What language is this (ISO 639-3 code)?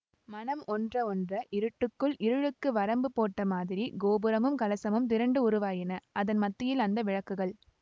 tam